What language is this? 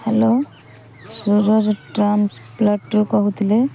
Odia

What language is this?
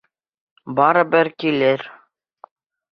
Bashkir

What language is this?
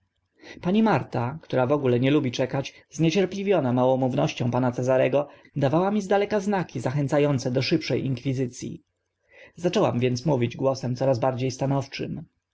Polish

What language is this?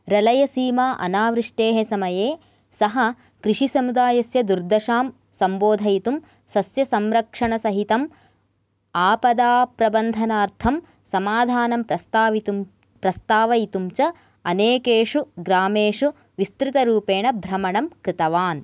Sanskrit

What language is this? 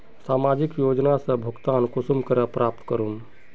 Magahi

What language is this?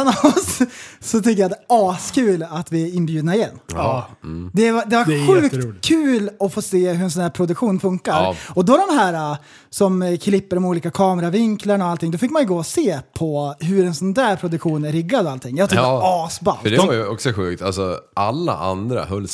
Swedish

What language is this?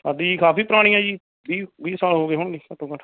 Punjabi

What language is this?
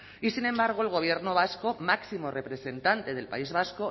Spanish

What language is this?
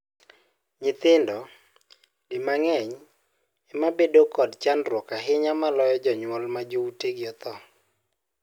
Luo (Kenya and Tanzania)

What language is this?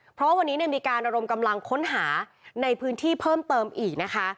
Thai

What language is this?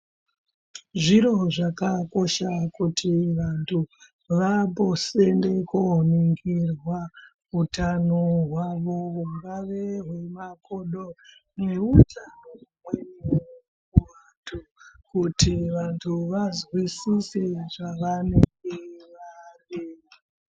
Ndau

